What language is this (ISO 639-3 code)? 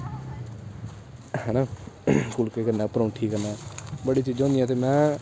doi